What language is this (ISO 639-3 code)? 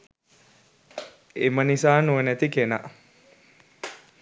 sin